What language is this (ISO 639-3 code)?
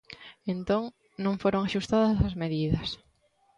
glg